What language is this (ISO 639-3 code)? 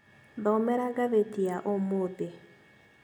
kik